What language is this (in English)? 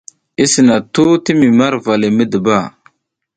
South Giziga